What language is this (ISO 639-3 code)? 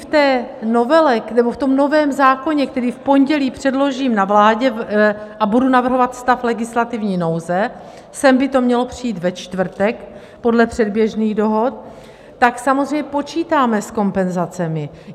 ces